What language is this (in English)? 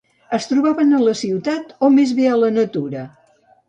Catalan